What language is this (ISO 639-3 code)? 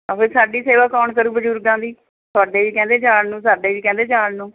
pan